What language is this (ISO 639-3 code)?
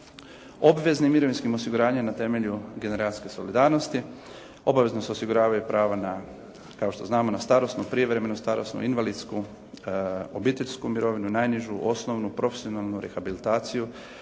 hrv